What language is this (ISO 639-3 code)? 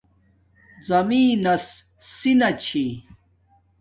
dmk